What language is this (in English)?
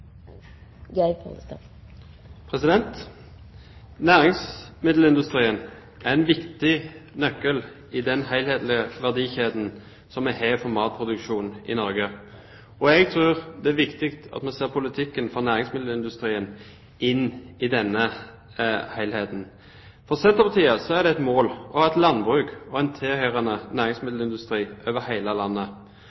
Norwegian